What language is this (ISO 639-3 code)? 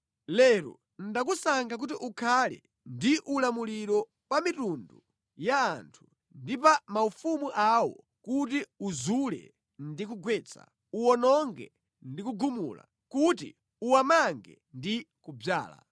nya